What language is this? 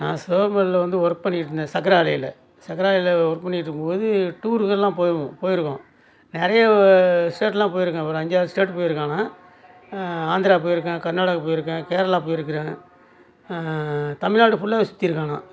Tamil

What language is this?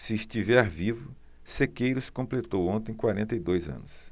Portuguese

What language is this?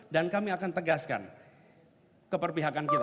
Indonesian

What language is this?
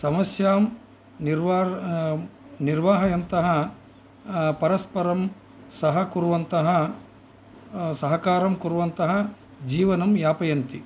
Sanskrit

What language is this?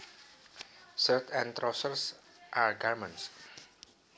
Javanese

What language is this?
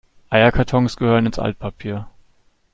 German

